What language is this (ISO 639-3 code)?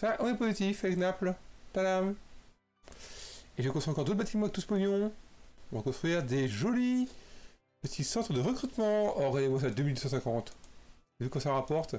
fra